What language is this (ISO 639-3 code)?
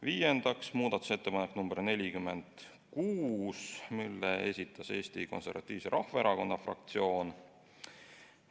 est